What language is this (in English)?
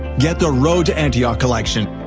English